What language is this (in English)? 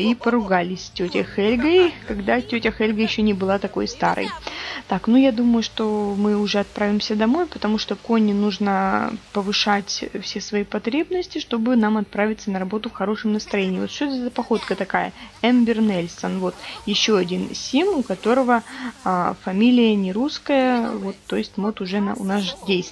Russian